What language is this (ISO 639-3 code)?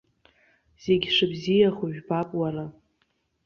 abk